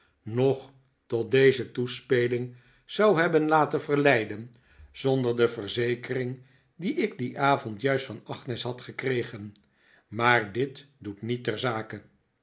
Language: Dutch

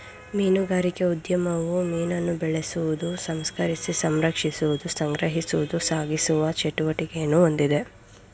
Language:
Kannada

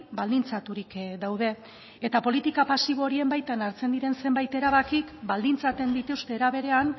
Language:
Basque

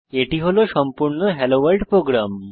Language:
Bangla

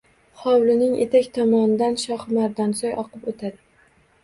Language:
Uzbek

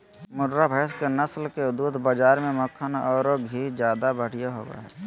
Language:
Magahi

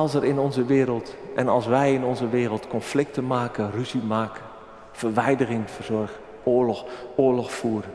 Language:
Dutch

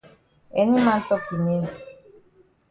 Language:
Cameroon Pidgin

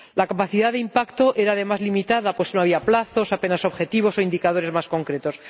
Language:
Spanish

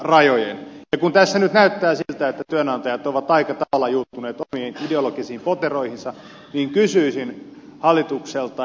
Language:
Finnish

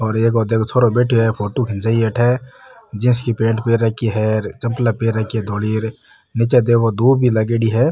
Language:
Marwari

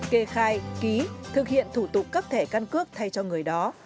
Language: Vietnamese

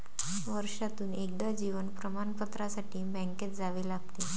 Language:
Marathi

